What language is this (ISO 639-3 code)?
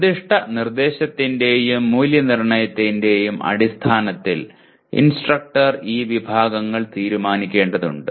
mal